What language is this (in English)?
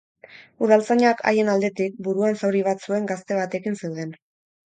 Basque